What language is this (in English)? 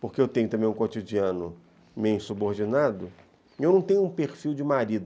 Portuguese